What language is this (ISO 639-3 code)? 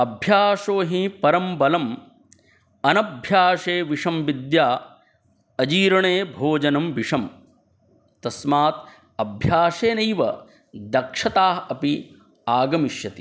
san